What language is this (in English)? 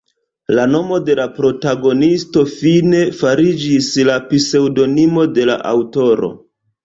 Esperanto